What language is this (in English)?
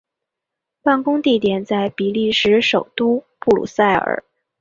Chinese